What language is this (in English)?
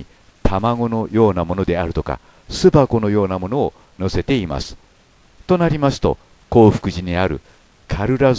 Japanese